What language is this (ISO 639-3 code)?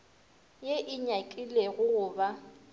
nso